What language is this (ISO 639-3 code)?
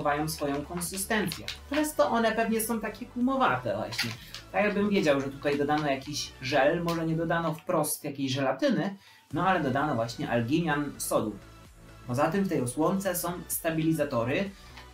pol